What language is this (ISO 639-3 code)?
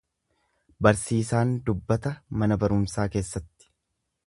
orm